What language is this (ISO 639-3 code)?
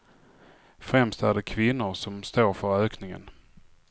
swe